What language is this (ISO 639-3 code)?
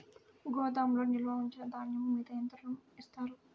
tel